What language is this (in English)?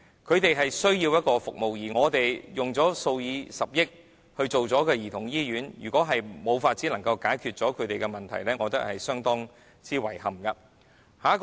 Cantonese